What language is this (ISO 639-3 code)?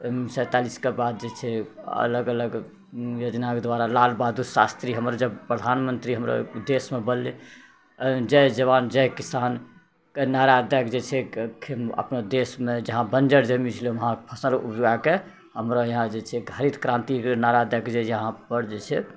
mai